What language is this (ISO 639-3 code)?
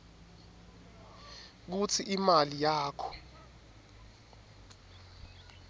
ssw